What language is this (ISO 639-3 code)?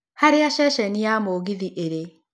kik